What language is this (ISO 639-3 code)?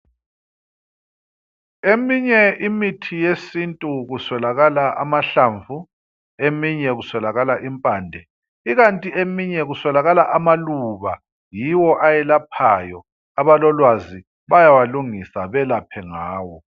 nde